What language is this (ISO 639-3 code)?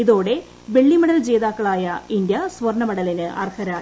mal